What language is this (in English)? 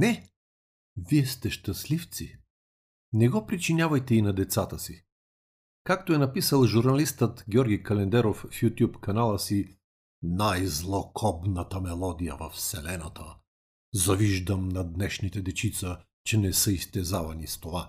Bulgarian